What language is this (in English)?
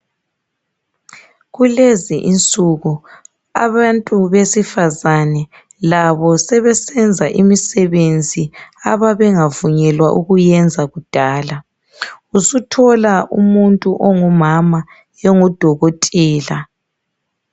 North Ndebele